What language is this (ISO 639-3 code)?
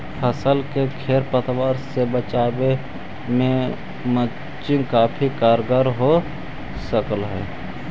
mag